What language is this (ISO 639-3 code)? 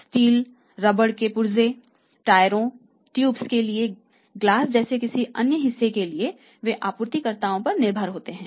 hin